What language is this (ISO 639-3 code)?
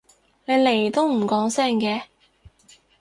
yue